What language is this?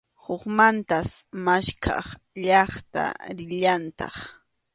Arequipa-La Unión Quechua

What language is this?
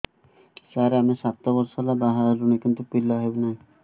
Odia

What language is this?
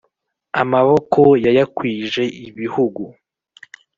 Kinyarwanda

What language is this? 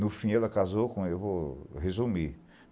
Portuguese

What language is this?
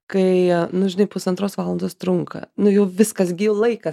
Lithuanian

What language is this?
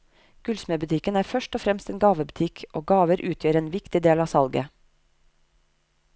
Norwegian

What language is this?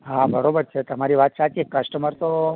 Gujarati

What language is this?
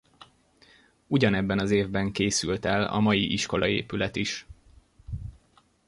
Hungarian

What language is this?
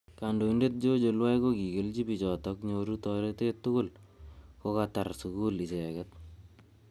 Kalenjin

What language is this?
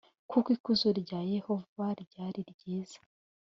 Kinyarwanda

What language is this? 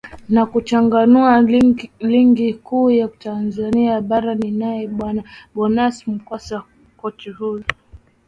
Swahili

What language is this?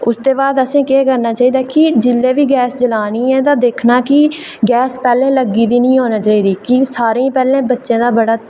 Dogri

